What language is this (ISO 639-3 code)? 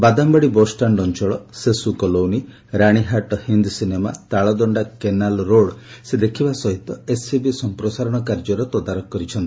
ori